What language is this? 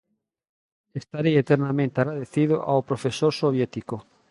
Galician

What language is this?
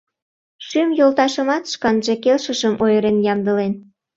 Mari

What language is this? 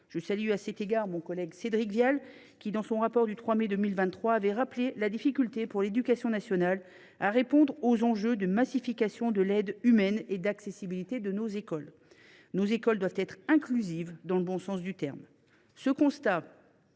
French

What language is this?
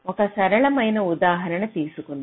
Telugu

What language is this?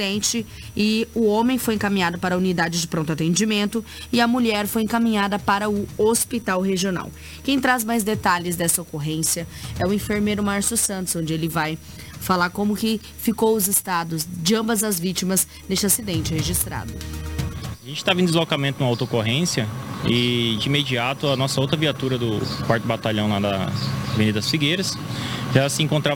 Portuguese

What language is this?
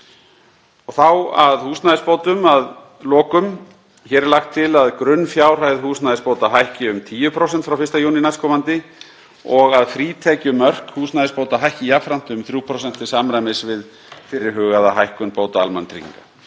Icelandic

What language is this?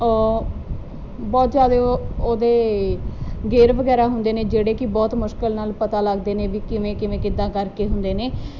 Punjabi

